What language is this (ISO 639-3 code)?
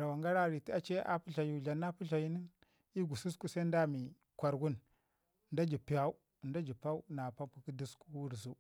ngi